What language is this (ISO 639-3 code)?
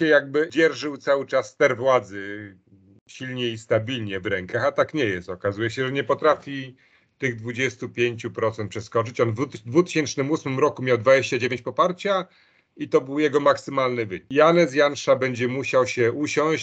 pol